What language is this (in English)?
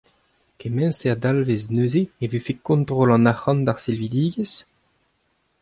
Breton